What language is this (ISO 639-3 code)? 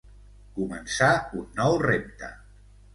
cat